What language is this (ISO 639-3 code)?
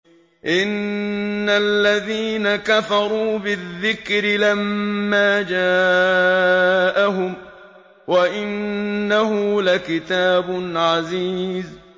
ara